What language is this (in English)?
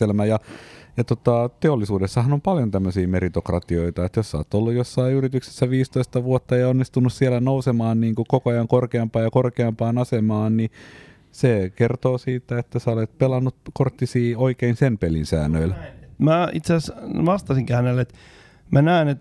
Finnish